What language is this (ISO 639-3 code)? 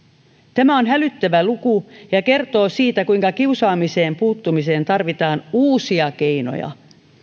fin